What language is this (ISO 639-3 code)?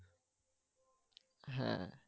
ben